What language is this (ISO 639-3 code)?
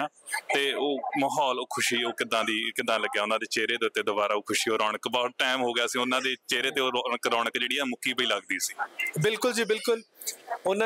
pan